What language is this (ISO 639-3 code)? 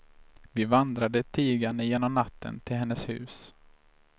swe